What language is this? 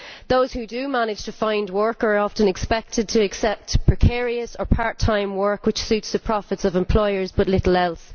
English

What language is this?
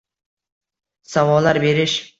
Uzbek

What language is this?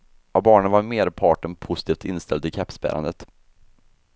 Swedish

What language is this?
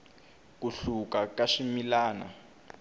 Tsonga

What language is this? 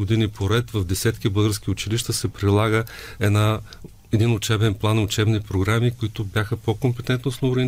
Bulgarian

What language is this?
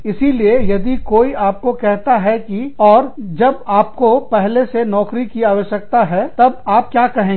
Hindi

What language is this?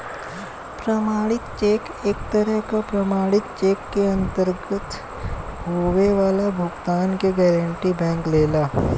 Bhojpuri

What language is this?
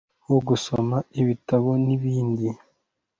Kinyarwanda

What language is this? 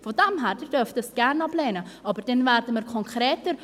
Swiss German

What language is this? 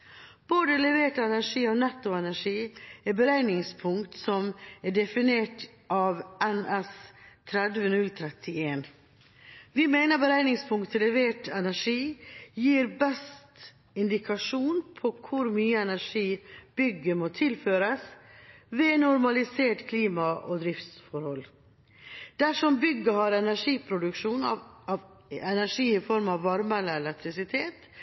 Norwegian Bokmål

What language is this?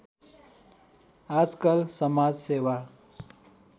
Nepali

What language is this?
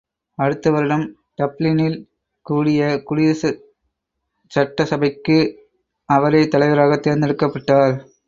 Tamil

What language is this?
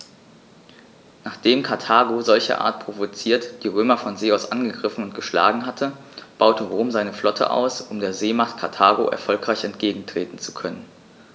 German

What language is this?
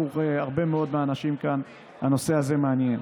Hebrew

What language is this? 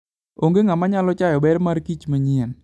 Luo (Kenya and Tanzania)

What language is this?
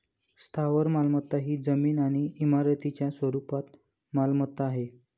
Marathi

